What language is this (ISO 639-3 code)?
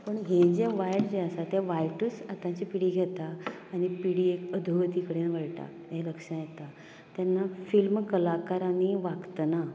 kok